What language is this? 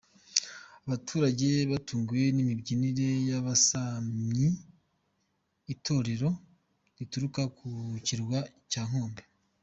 Kinyarwanda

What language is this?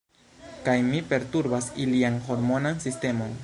Esperanto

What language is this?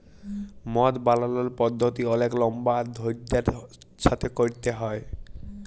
Bangla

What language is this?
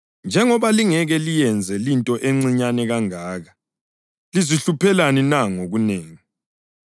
North Ndebele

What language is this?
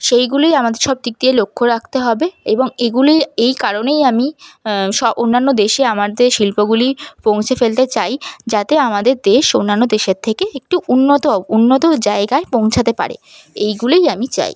Bangla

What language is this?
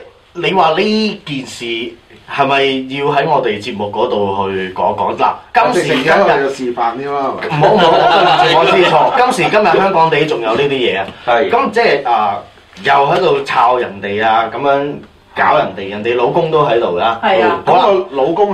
Chinese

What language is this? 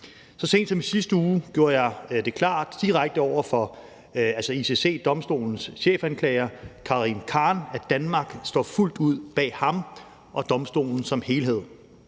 Danish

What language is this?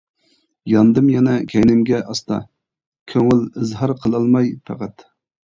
Uyghur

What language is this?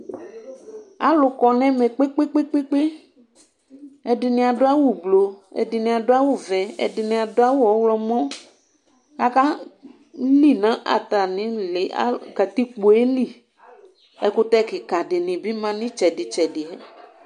Ikposo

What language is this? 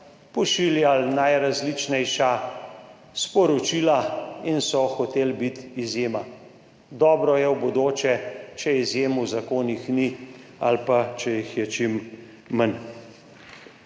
Slovenian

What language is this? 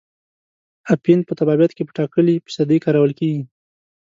Pashto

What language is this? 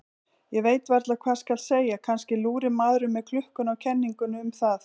Icelandic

